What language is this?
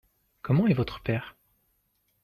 French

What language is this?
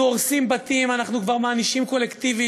Hebrew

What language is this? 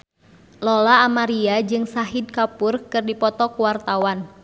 Sundanese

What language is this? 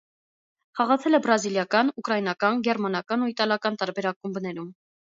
Armenian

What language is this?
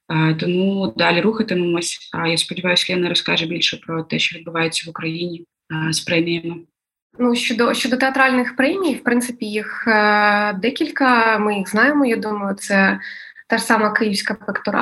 Ukrainian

